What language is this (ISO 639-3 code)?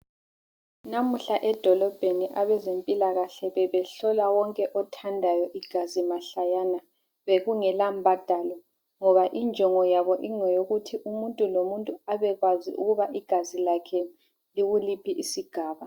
nde